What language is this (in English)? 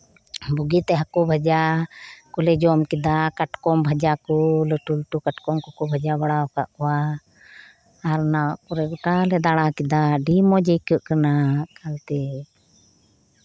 Santali